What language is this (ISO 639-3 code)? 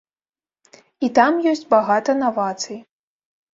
bel